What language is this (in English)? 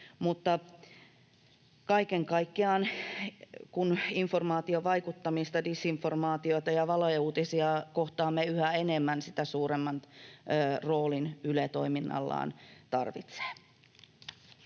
Finnish